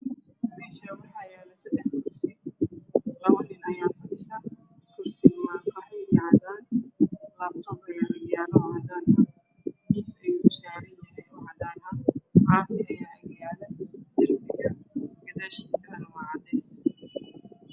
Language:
Somali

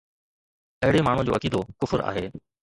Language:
Sindhi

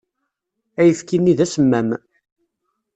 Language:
Kabyle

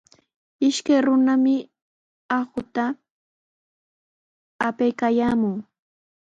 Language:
Sihuas Ancash Quechua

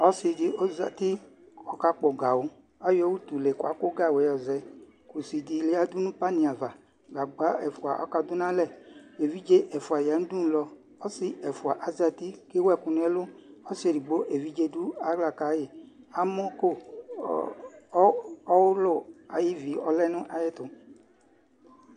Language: Ikposo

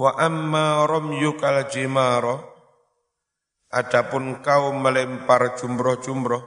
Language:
Indonesian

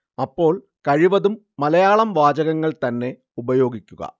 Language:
Malayalam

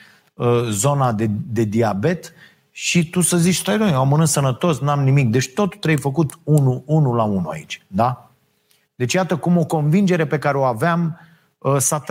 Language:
Romanian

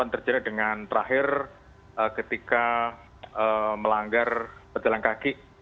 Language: Indonesian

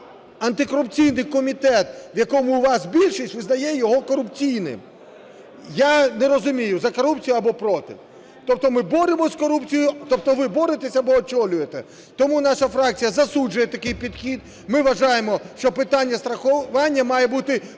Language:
Ukrainian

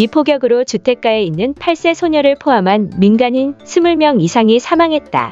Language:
Korean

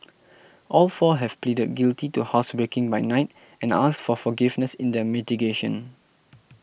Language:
English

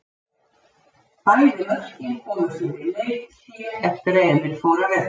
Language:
Icelandic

